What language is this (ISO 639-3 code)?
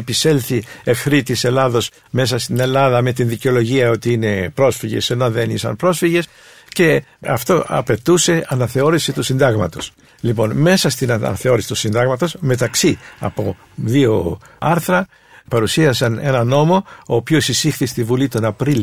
ell